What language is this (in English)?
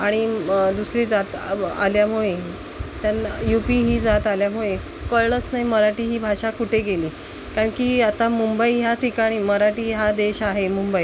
Marathi